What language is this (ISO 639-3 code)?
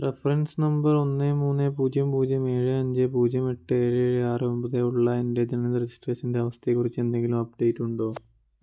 mal